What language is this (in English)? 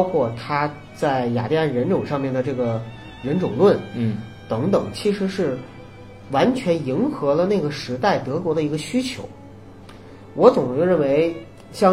Chinese